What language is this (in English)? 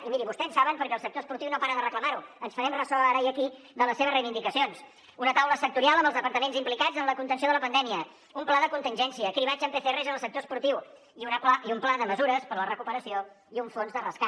Catalan